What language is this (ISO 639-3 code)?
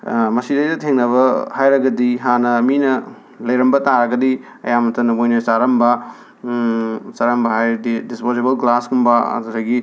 mni